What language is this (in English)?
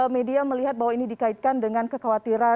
Indonesian